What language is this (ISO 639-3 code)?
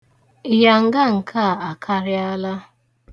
ibo